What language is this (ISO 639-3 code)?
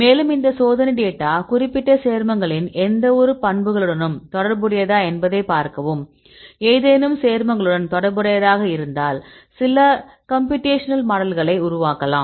tam